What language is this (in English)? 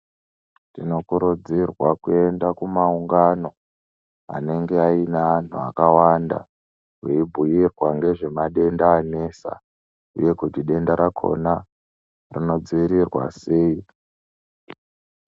Ndau